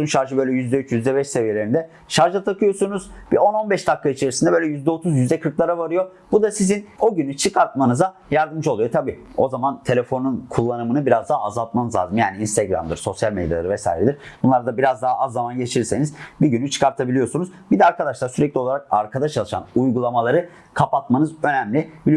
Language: Turkish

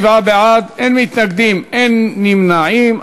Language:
Hebrew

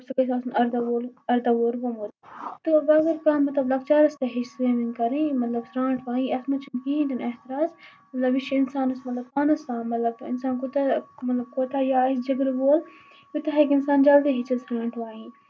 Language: Kashmiri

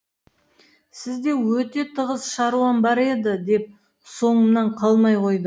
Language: Kazakh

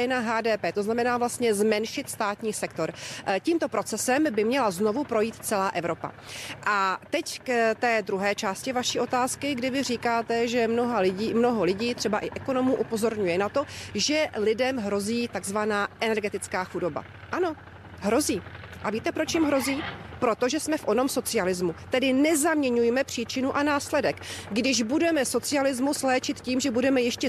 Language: Czech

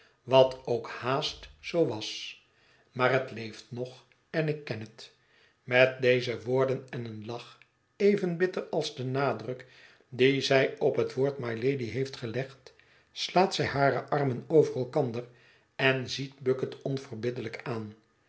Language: Dutch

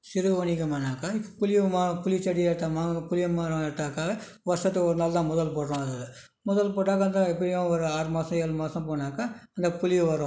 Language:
Tamil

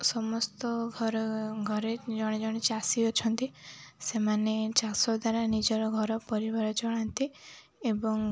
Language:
Odia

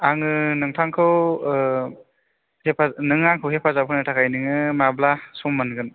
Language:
Bodo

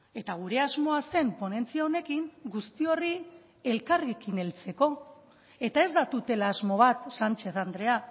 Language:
Basque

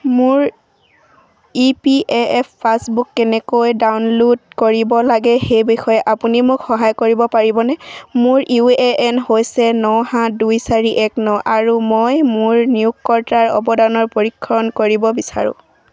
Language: Assamese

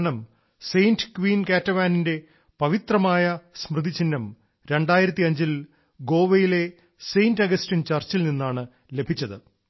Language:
Malayalam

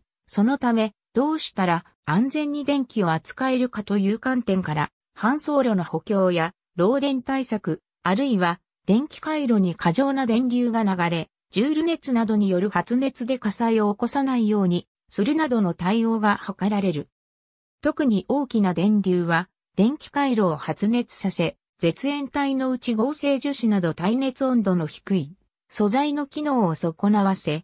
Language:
Japanese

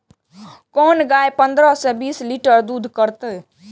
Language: Maithili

